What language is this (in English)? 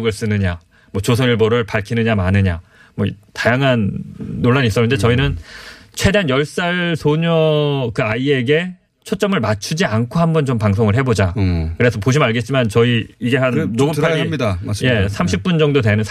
Korean